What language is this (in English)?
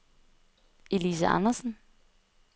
Danish